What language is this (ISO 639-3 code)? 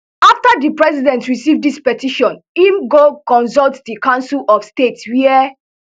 pcm